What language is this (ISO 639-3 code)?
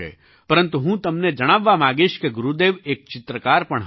guj